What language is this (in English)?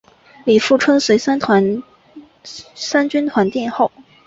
Chinese